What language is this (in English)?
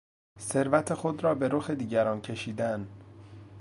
Persian